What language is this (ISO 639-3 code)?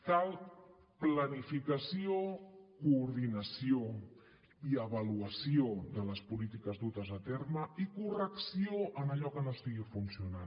cat